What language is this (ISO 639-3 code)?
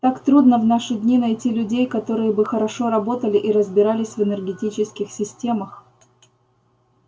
rus